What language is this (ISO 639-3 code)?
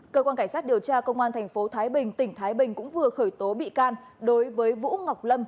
vie